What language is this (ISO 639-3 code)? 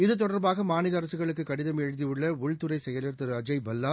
tam